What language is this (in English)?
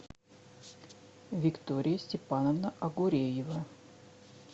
Russian